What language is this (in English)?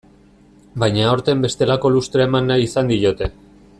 Basque